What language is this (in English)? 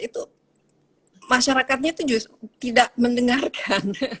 Indonesian